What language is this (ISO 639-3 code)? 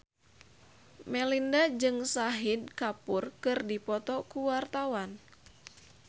sun